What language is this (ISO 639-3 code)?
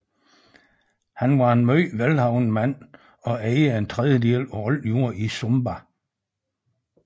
dan